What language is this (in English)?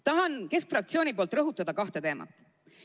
Estonian